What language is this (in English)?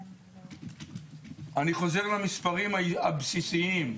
Hebrew